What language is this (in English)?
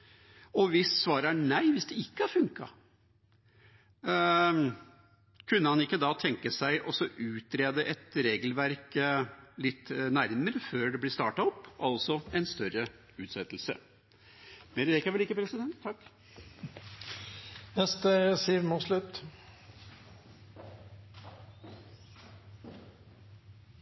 Norwegian Bokmål